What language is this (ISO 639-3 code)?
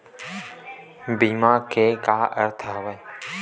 hne